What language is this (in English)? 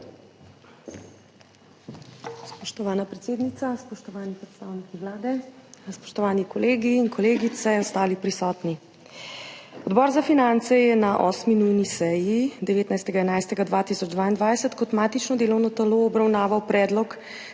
Slovenian